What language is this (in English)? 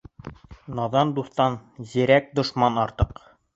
Bashkir